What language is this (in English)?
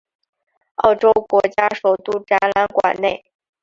Chinese